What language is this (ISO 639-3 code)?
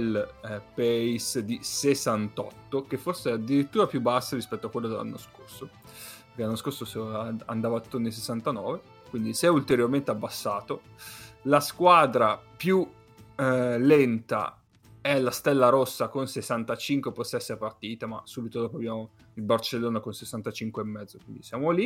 ita